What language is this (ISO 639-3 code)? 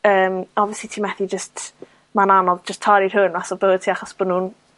cym